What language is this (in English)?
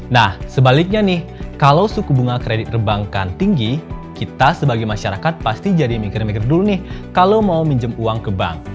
Indonesian